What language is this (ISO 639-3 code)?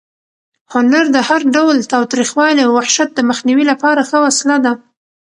pus